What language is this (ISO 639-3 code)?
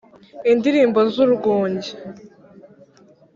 kin